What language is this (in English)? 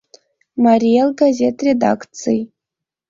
Mari